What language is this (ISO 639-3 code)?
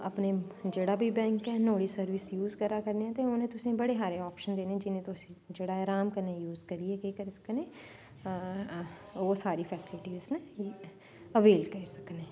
doi